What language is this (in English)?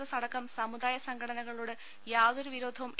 Malayalam